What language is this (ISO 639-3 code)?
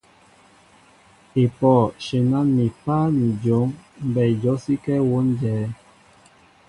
mbo